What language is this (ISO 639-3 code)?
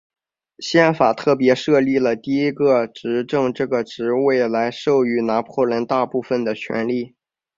zho